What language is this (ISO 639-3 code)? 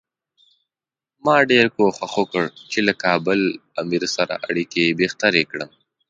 pus